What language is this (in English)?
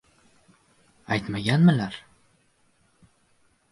Uzbek